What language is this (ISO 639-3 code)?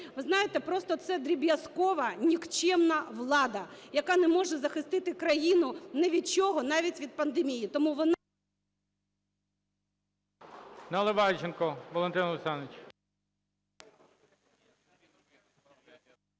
ukr